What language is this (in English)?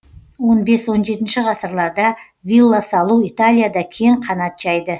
Kazakh